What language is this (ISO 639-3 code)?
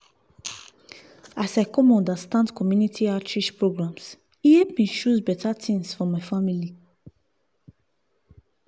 pcm